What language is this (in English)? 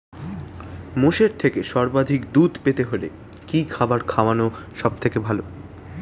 Bangla